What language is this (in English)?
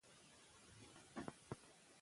Pashto